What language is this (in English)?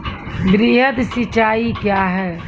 Maithili